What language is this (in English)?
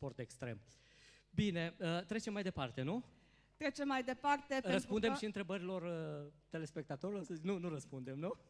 Romanian